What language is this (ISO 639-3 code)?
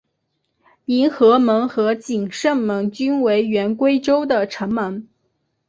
zho